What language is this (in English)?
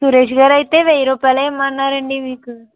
Telugu